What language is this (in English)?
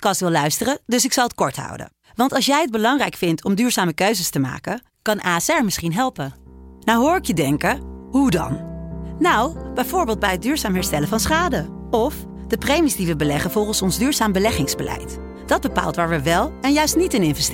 Dutch